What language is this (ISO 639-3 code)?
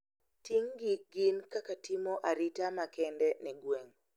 luo